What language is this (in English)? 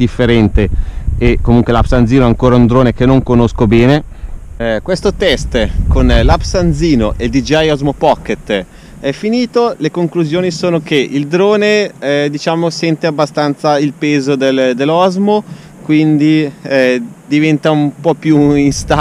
Italian